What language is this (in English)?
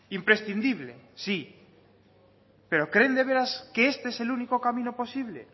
Spanish